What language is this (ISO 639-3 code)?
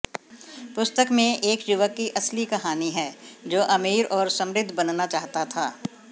hin